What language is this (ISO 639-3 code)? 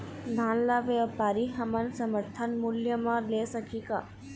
hne